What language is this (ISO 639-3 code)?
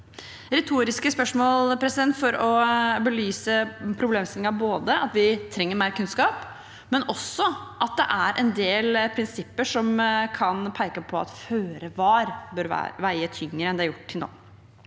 nor